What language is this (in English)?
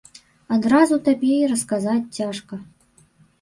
Belarusian